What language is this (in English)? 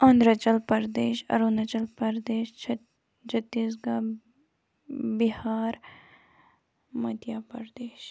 Kashmiri